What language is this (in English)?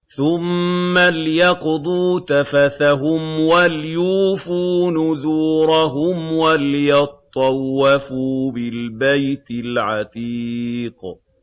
Arabic